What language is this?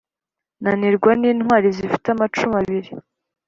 Kinyarwanda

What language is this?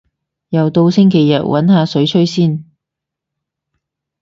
Cantonese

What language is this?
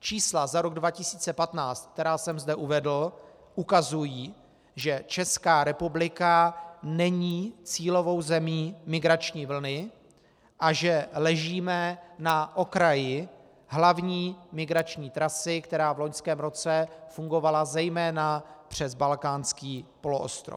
Czech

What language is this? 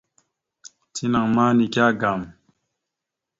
Mada (Cameroon)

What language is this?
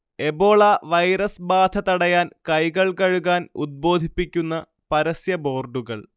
Malayalam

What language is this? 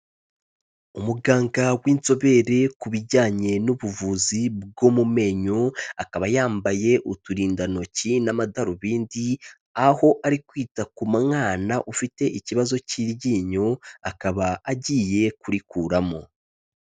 Kinyarwanda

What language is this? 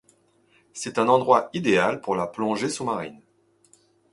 French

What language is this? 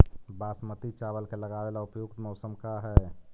Magahi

